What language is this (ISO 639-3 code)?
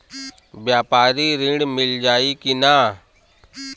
bho